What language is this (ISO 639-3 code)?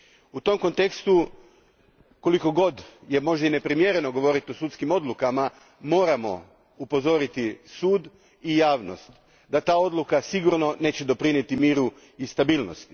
hrv